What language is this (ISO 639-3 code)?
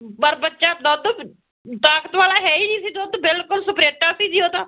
pan